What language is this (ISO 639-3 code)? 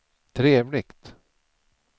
swe